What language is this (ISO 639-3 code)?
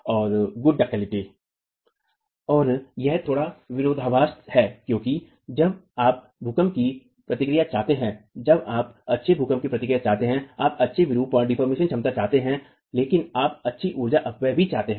hin